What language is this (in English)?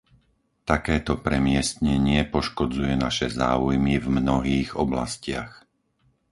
Slovak